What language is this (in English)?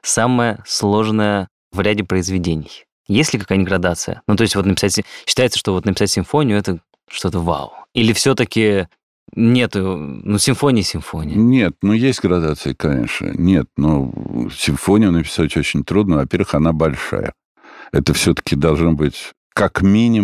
Russian